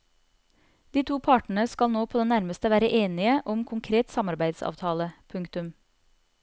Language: Norwegian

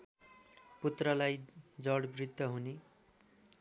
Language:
Nepali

